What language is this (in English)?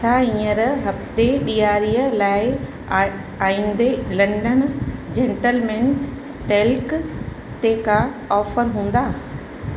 Sindhi